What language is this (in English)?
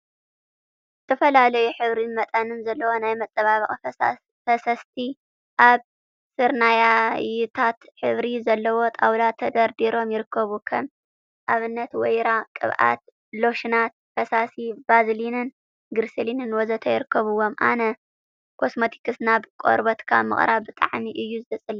Tigrinya